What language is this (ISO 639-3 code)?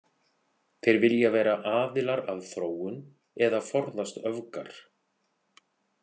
isl